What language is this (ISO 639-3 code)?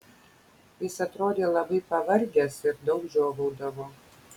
lit